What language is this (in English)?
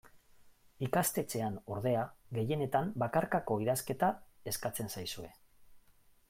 Basque